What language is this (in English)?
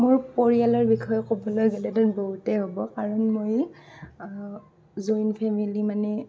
Assamese